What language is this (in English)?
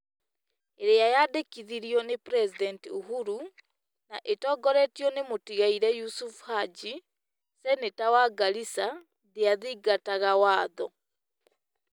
Kikuyu